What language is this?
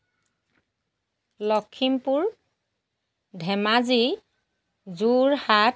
Assamese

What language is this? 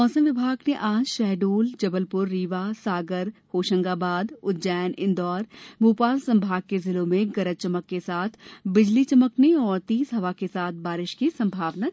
Hindi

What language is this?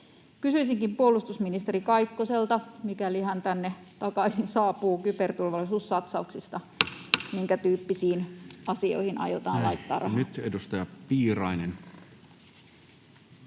Finnish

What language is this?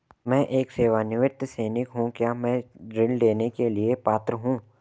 Hindi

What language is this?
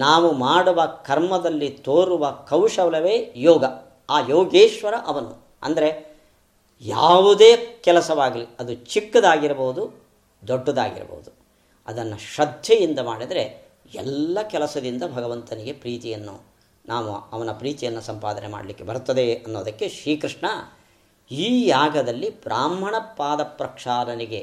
Kannada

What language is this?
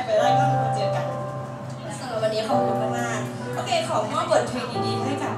Thai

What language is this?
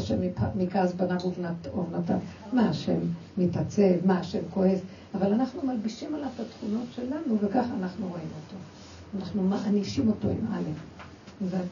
Hebrew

